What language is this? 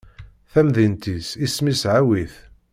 Kabyle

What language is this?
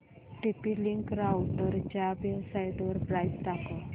Marathi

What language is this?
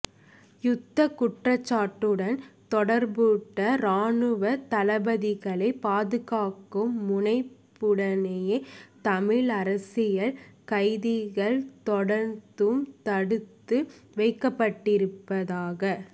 Tamil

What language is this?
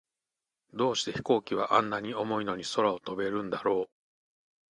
Japanese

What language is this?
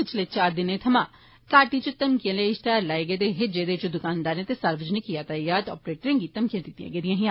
Dogri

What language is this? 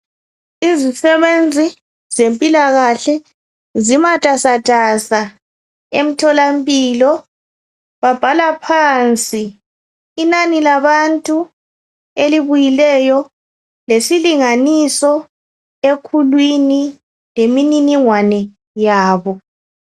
North Ndebele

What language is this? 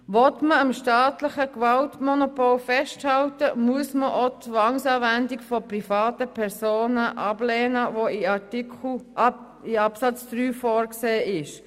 Swiss German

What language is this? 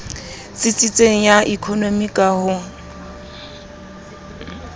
Southern Sotho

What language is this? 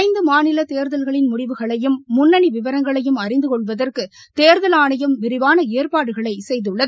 Tamil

